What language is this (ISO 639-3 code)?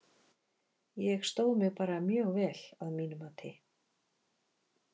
isl